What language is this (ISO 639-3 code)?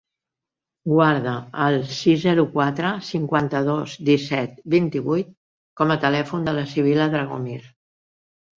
cat